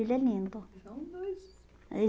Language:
Portuguese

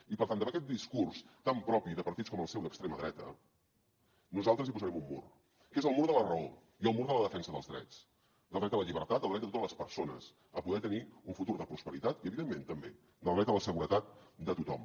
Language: Catalan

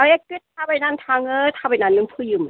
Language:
Bodo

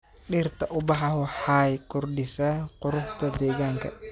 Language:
Somali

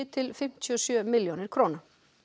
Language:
Icelandic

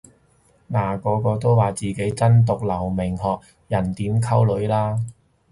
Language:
Cantonese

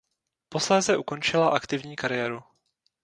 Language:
Czech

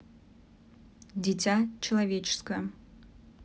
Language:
Russian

